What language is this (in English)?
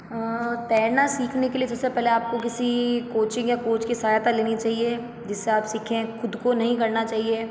Hindi